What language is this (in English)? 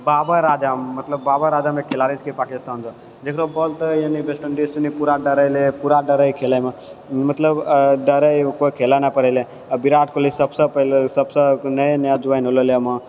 Maithili